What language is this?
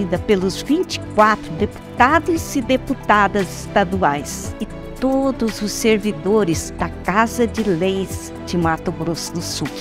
Portuguese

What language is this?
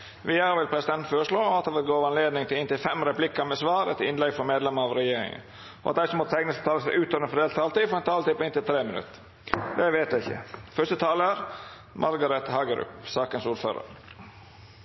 Norwegian Nynorsk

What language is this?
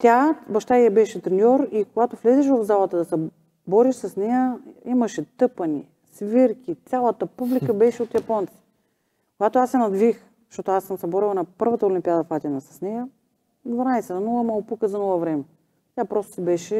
Bulgarian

